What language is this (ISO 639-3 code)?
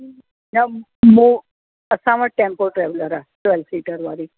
snd